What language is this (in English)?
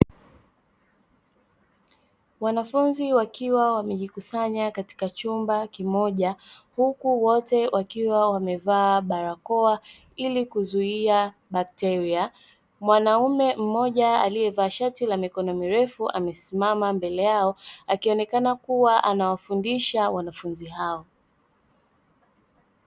Swahili